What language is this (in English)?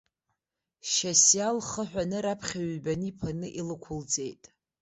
Abkhazian